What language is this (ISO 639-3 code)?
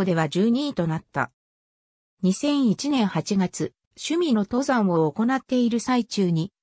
jpn